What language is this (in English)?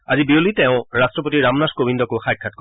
Assamese